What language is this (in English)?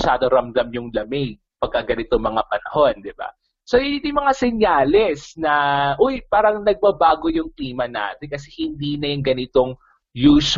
Filipino